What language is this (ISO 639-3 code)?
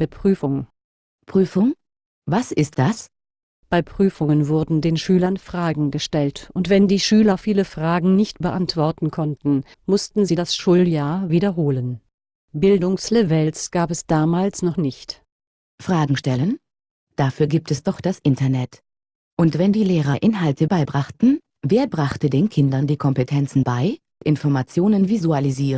deu